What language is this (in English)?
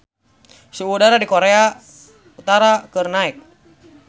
Sundanese